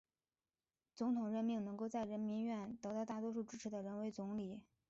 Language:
Chinese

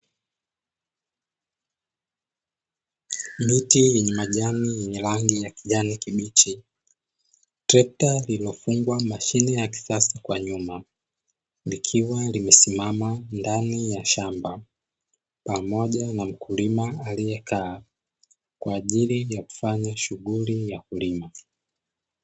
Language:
Swahili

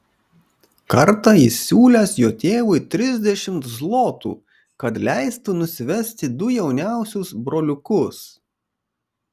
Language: Lithuanian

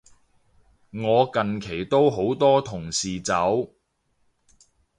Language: Cantonese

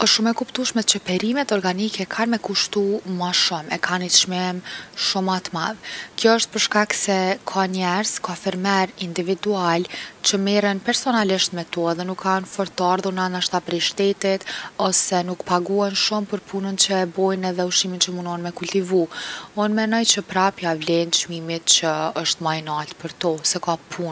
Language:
Gheg Albanian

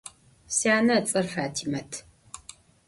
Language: Adyghe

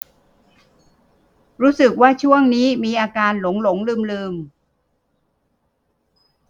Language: Thai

